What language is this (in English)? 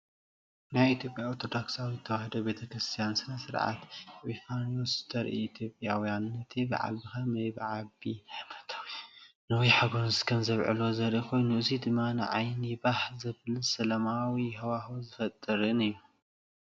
Tigrinya